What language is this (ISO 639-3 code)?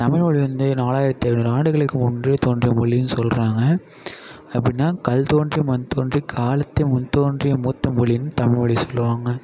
tam